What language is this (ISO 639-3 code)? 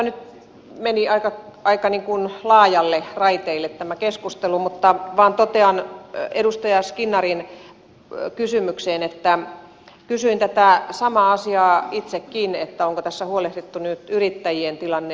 fin